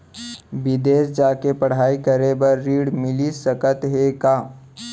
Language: Chhattisgarhi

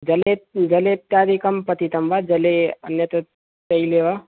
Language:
Sanskrit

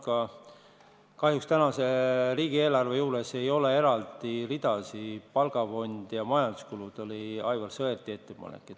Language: Estonian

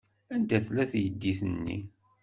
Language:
Kabyle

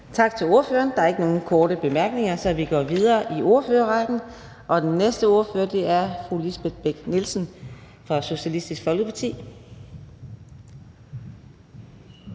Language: Danish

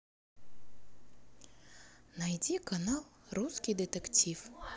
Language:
Russian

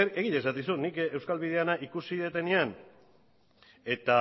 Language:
Basque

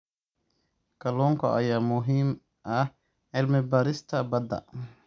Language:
Somali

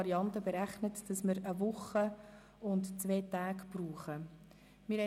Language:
Swiss German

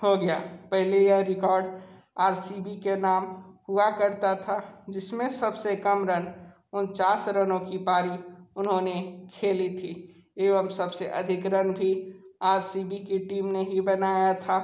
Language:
Hindi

